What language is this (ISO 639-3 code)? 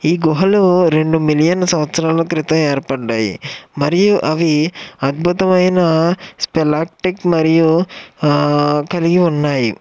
tel